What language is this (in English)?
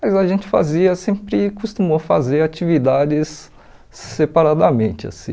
Portuguese